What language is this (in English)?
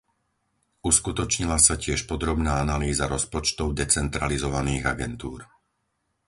Slovak